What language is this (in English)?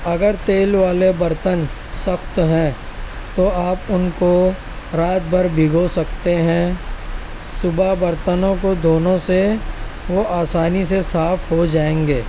Urdu